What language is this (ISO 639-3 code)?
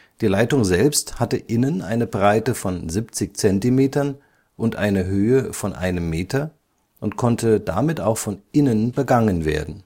deu